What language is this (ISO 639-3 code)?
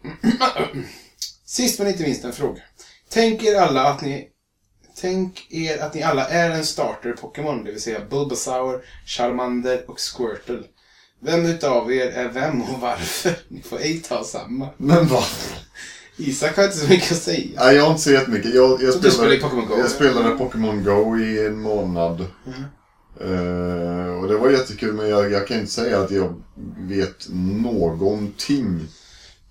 swe